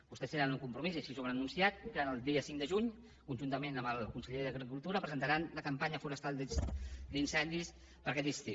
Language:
Catalan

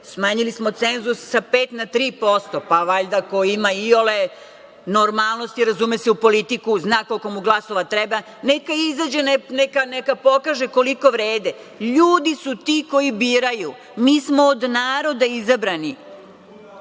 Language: Serbian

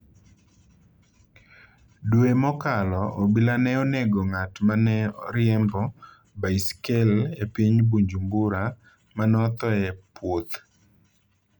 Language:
Luo (Kenya and Tanzania)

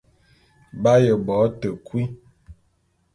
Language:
Bulu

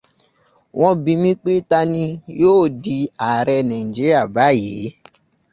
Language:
Yoruba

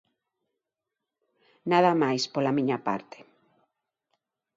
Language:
Galician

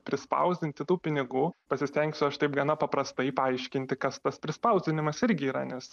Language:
Lithuanian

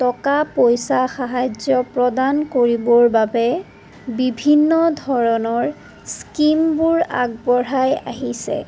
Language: Assamese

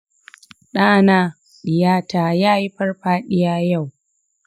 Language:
Hausa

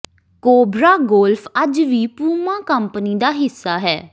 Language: Punjabi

